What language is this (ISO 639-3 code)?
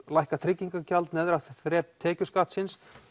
isl